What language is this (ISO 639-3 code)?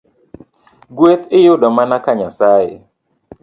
luo